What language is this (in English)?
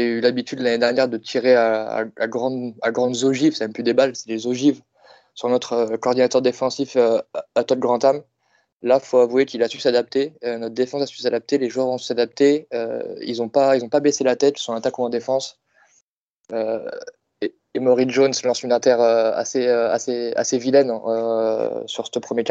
French